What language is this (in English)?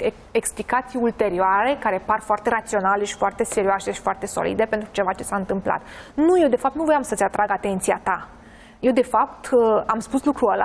Romanian